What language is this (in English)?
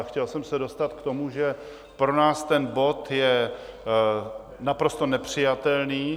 Czech